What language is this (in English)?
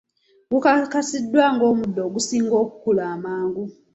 Ganda